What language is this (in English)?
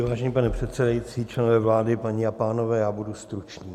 Czech